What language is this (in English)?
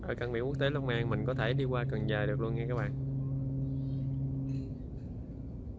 Vietnamese